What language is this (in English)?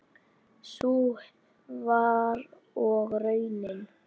Icelandic